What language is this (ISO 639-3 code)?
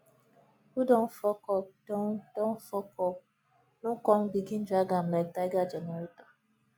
pcm